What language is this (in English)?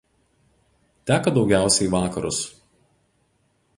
Lithuanian